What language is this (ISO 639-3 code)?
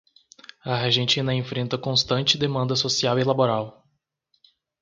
por